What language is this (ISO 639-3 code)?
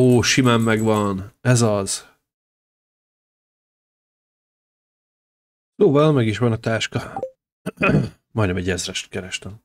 hun